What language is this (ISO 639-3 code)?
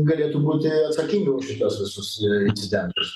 lit